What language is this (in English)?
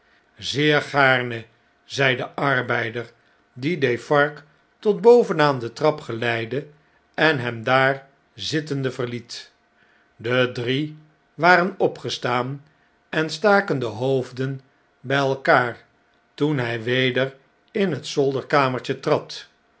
Dutch